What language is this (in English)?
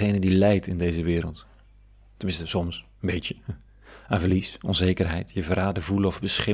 Dutch